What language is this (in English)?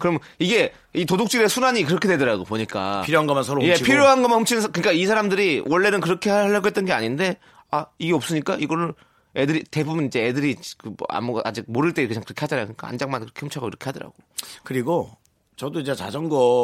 Korean